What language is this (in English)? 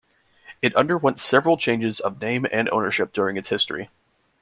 English